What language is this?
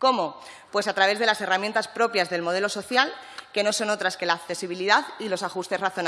Spanish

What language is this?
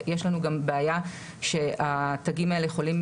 Hebrew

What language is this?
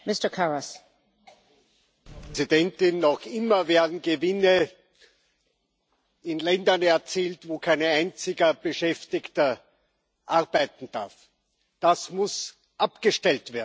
German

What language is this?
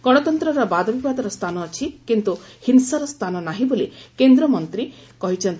Odia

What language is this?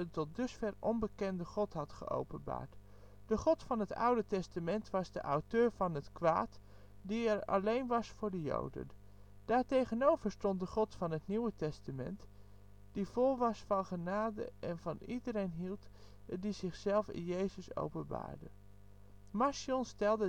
Dutch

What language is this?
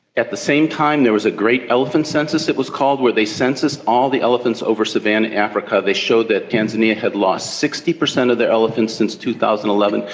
English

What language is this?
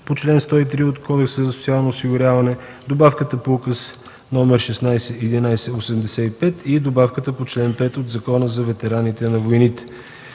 Bulgarian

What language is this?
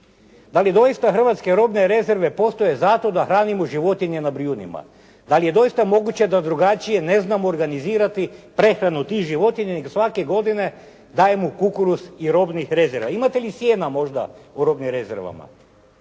Croatian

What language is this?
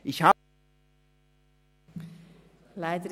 Swiss German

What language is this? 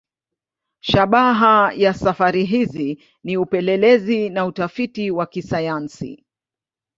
Swahili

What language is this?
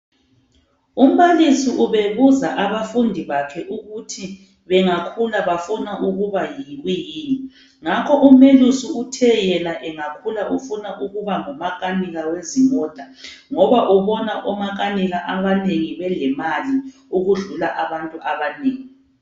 North Ndebele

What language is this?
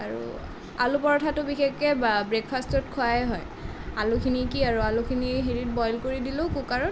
Assamese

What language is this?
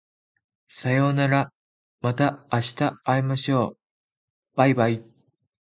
Japanese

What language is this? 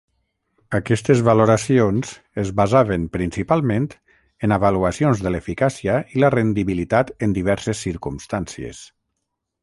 Catalan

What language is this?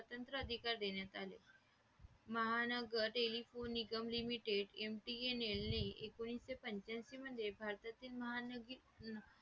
Marathi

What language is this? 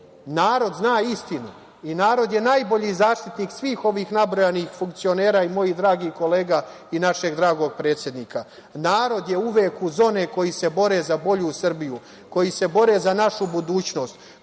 Serbian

